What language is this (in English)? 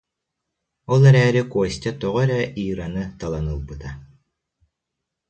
Yakut